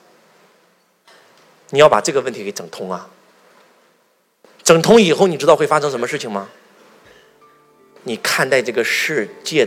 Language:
Chinese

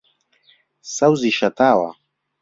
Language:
Central Kurdish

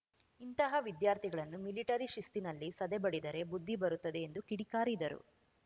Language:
Kannada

